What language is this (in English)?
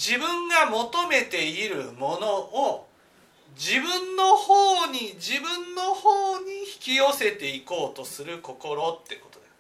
Japanese